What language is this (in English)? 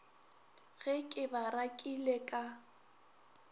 Northern Sotho